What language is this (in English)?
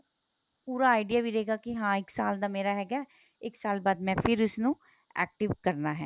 Punjabi